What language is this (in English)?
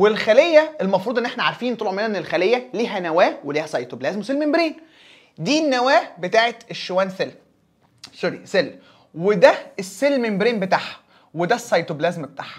Arabic